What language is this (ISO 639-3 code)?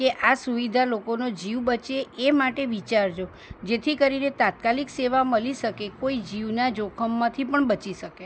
guj